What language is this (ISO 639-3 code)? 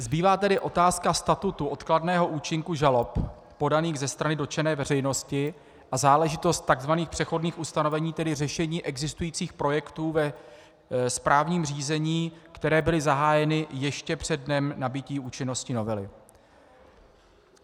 ces